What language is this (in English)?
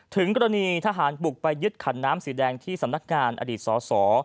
Thai